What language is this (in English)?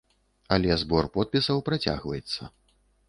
Belarusian